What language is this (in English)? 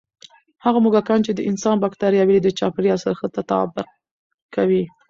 Pashto